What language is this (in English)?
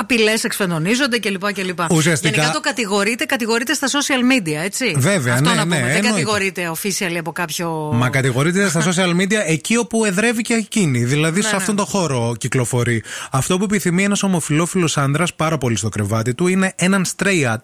Greek